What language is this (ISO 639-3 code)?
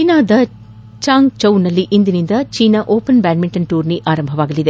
kan